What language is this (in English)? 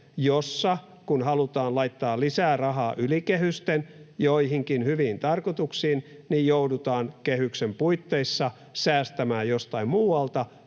Finnish